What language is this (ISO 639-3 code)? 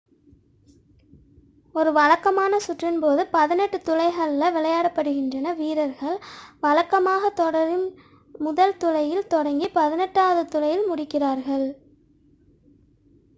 tam